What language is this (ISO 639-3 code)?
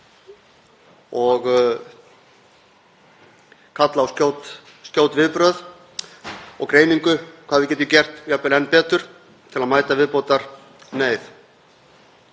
isl